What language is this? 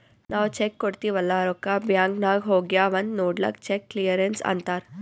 Kannada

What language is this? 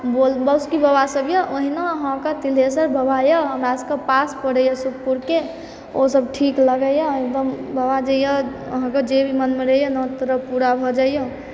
Maithili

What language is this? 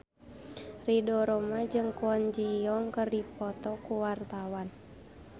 Sundanese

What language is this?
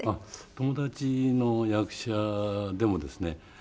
Japanese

